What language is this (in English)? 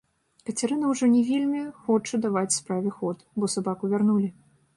Belarusian